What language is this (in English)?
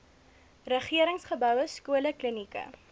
Afrikaans